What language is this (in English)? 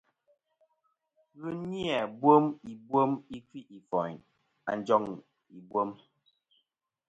Kom